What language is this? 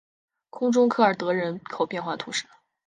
Chinese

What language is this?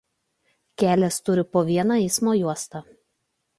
Lithuanian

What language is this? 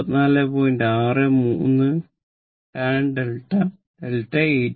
Malayalam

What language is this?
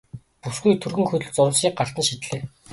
Mongolian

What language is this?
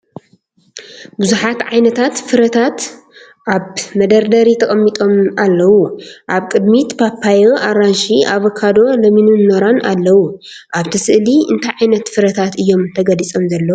Tigrinya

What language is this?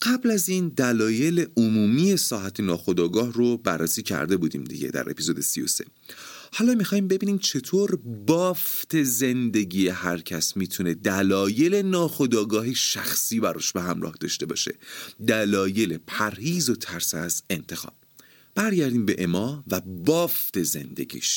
Persian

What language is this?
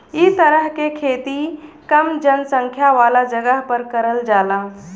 Bhojpuri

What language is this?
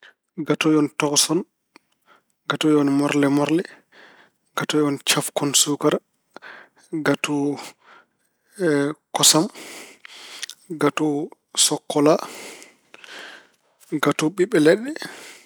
Fula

